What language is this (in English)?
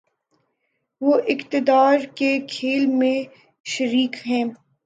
Urdu